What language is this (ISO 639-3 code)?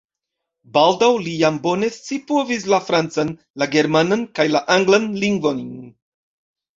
epo